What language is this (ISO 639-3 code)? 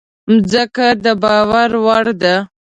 pus